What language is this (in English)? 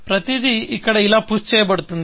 Telugu